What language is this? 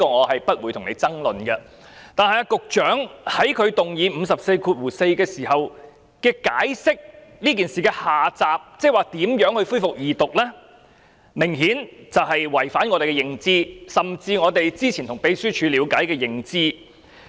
Cantonese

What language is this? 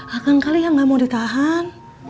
Indonesian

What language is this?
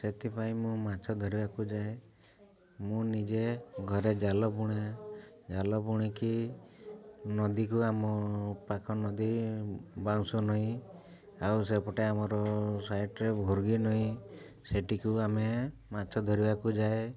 Odia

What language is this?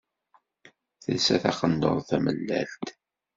Kabyle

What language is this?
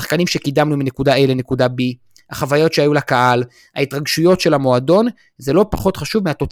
Hebrew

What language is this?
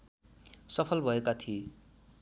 Nepali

